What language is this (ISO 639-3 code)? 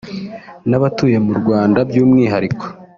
kin